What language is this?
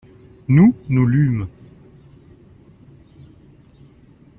French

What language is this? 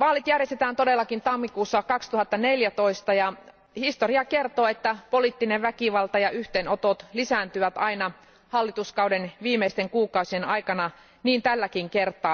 Finnish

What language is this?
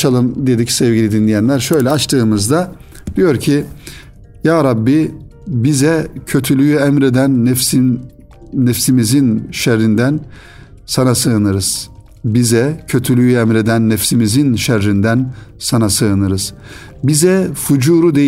Turkish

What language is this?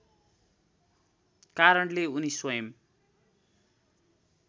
Nepali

